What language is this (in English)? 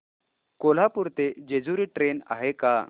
Marathi